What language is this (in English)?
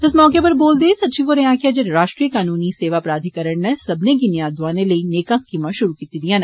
Dogri